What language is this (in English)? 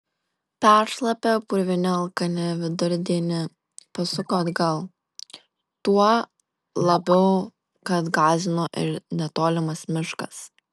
Lithuanian